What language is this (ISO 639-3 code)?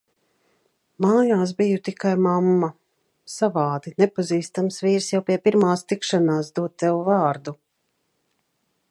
lav